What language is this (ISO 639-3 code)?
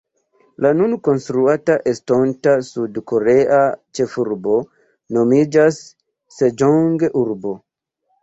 epo